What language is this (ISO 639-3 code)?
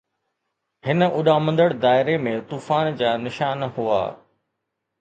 snd